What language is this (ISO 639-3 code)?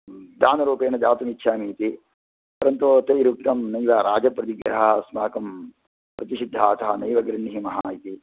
san